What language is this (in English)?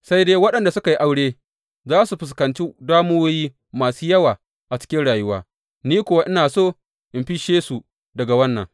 Hausa